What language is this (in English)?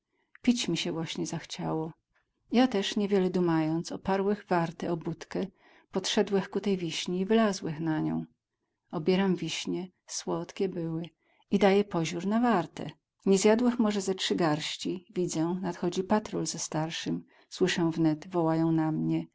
Polish